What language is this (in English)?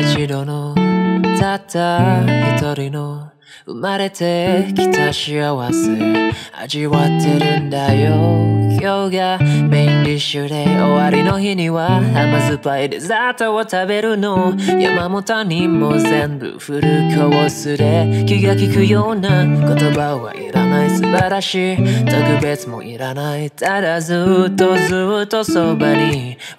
Korean